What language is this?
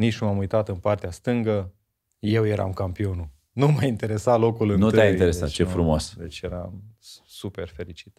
Romanian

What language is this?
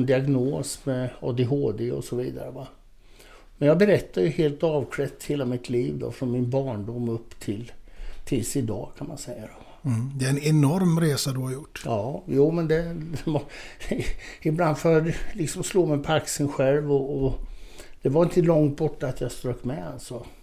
Swedish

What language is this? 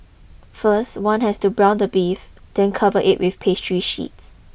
English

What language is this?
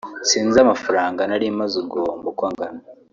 Kinyarwanda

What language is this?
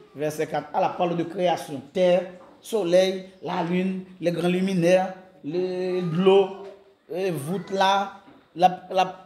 French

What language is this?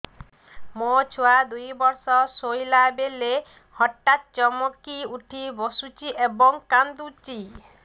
Odia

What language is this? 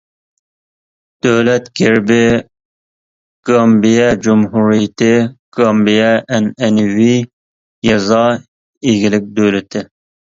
Uyghur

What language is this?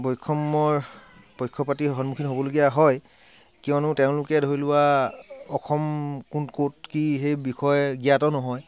Assamese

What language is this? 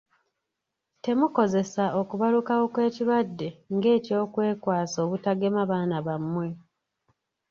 Ganda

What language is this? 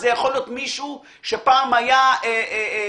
Hebrew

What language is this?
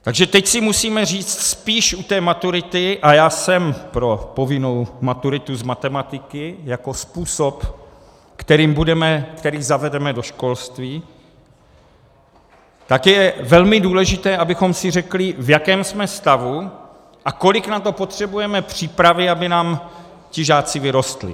Czech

